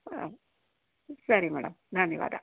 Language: Kannada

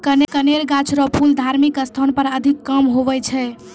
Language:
Maithili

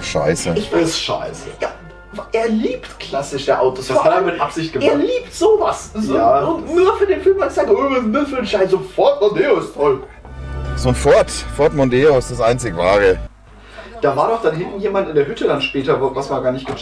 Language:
German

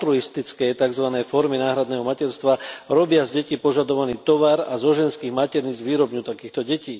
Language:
Slovak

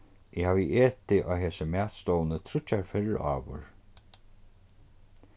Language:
Faroese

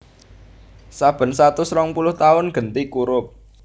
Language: Javanese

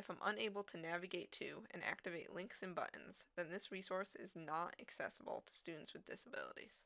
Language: English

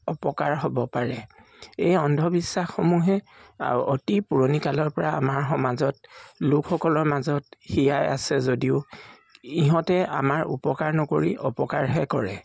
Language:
Assamese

